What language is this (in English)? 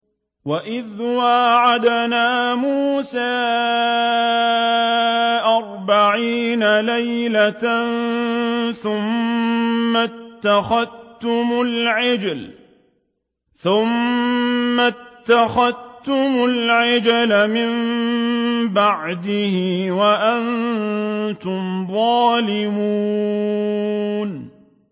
Arabic